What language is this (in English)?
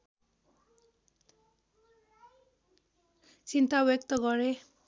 Nepali